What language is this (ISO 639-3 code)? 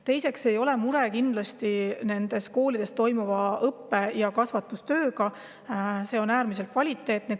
est